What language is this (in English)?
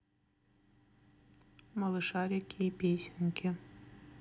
Russian